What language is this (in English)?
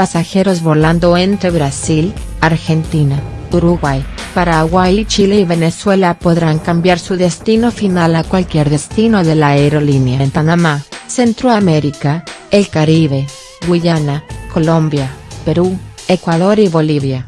Spanish